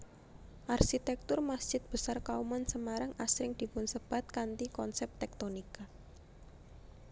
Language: Javanese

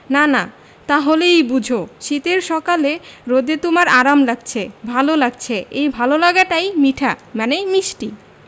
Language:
Bangla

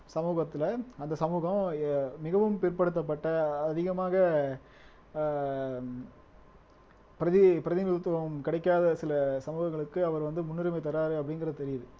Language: Tamil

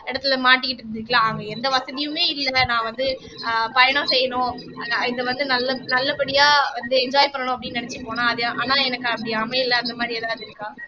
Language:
Tamil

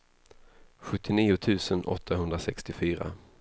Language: Swedish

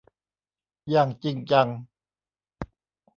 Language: Thai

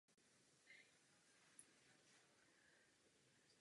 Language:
Czech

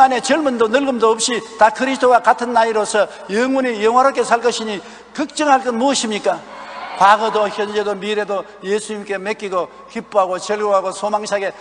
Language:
Korean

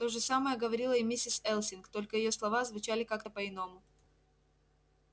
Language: Russian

